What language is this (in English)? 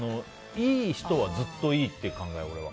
Japanese